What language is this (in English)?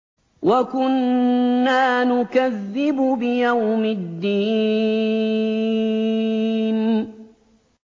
Arabic